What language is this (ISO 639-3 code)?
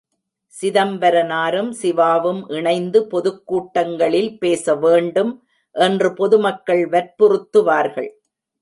tam